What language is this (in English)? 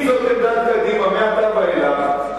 Hebrew